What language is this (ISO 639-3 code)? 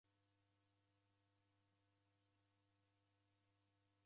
dav